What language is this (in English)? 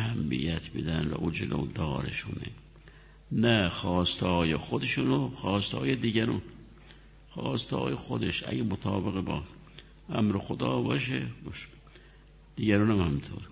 Persian